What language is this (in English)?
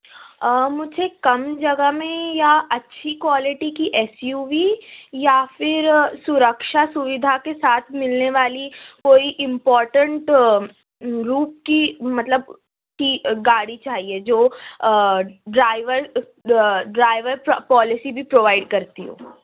Urdu